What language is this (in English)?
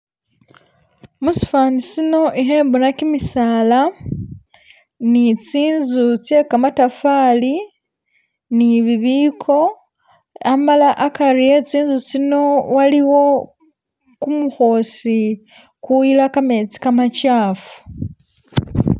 Masaaba